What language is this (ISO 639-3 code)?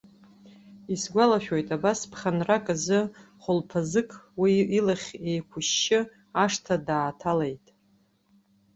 abk